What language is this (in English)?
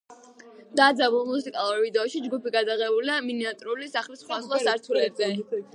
Georgian